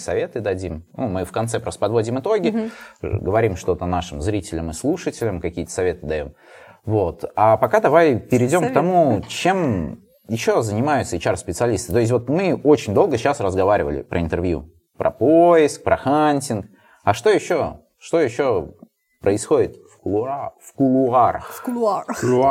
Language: Russian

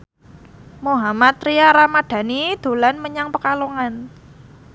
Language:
Javanese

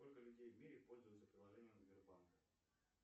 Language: Russian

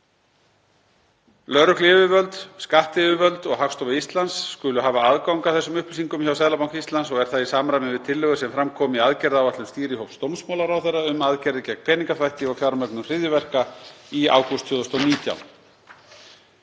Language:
Icelandic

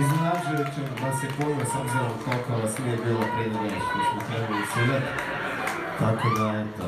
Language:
Croatian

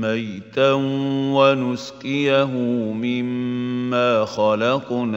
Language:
Arabic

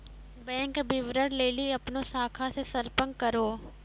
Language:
Maithili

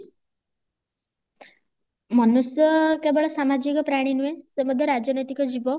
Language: Odia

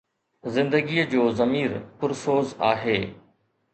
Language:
Sindhi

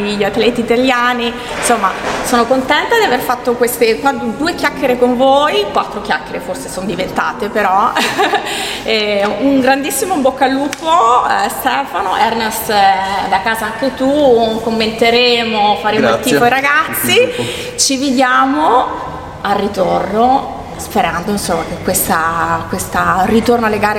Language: Italian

